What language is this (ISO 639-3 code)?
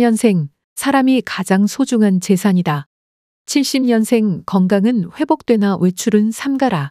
kor